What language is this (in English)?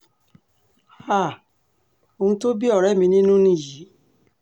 Yoruba